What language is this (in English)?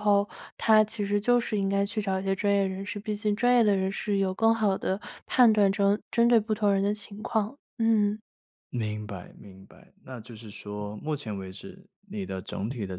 Chinese